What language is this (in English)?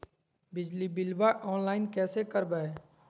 Magahi